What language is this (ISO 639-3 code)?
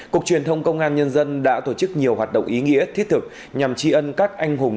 vie